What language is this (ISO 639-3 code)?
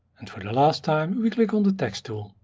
eng